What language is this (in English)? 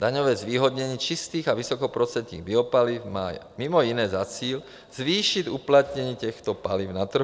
Czech